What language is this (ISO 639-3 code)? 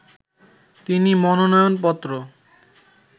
ben